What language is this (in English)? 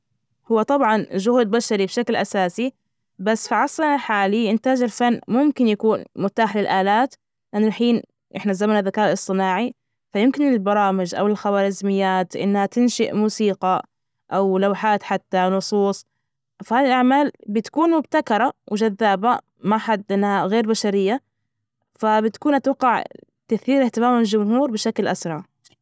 Najdi Arabic